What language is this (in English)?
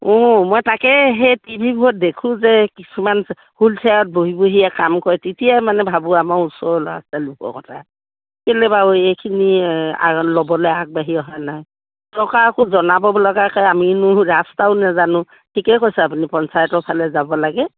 Assamese